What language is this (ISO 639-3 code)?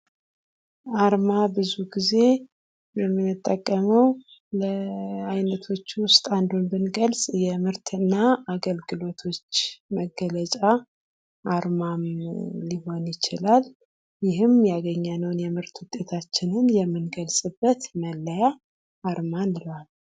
amh